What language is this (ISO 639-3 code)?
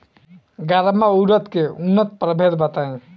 bho